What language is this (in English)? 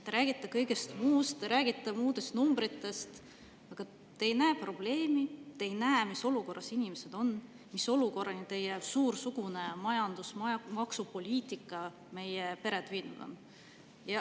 Estonian